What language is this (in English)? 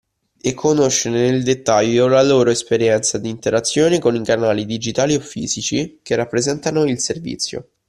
Italian